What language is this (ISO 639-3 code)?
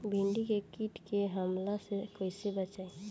bho